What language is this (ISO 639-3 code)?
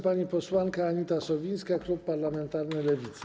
pol